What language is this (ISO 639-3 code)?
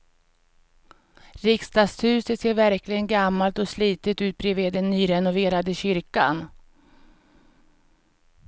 swe